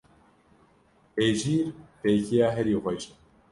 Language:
Kurdish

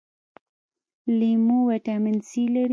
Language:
Pashto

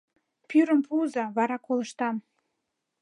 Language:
Mari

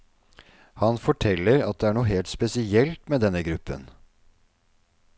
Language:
Norwegian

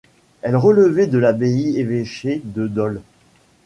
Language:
French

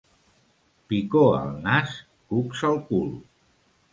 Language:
Catalan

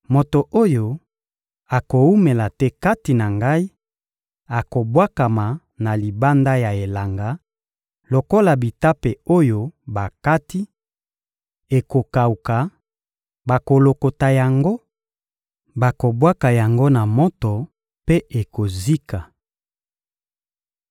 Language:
Lingala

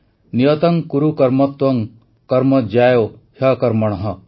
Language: Odia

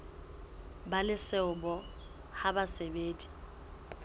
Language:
Southern Sotho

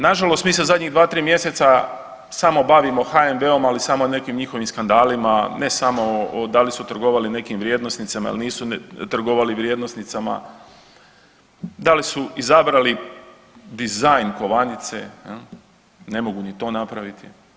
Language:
Croatian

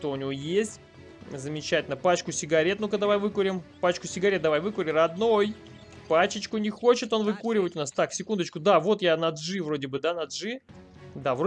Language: Russian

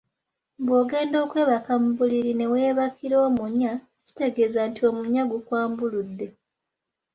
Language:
Ganda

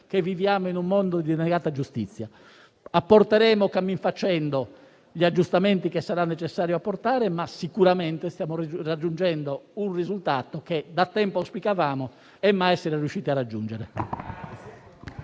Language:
Italian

